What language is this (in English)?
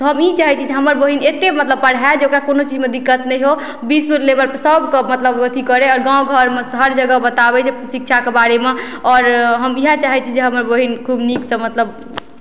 Maithili